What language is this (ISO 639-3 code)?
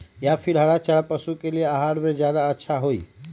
mag